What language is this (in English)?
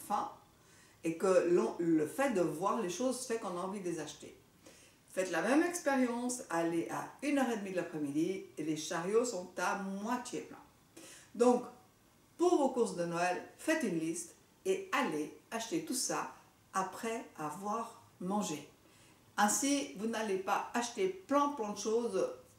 French